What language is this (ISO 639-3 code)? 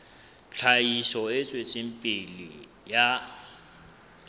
sot